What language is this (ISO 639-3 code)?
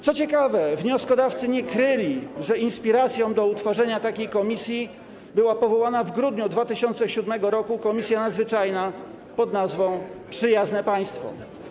pol